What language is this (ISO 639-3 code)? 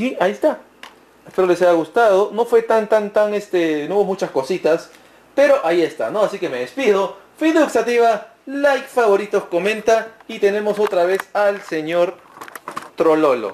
spa